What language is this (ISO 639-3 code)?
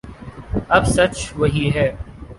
urd